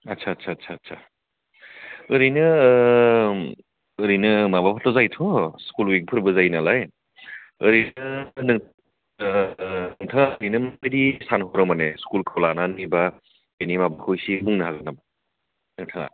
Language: Bodo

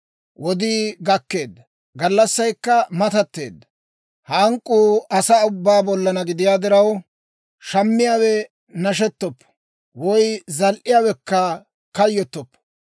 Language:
Dawro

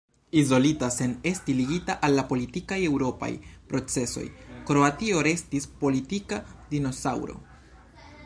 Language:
Esperanto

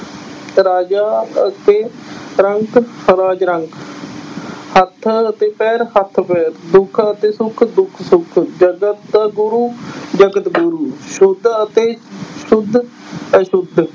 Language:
Punjabi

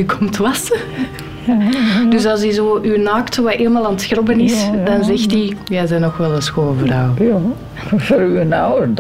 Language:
Dutch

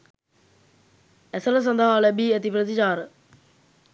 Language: Sinhala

